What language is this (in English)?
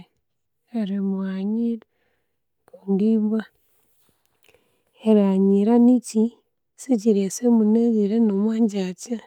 Konzo